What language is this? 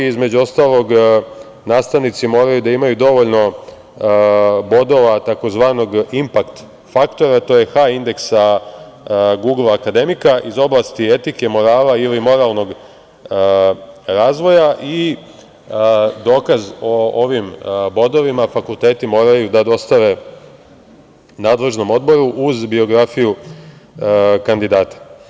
Serbian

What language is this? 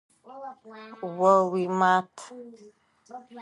Adyghe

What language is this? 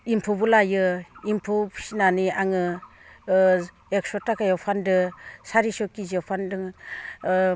Bodo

